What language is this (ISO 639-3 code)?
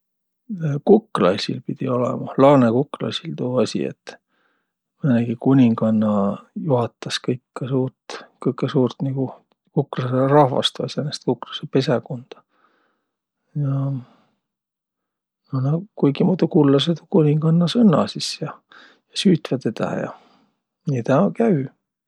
vro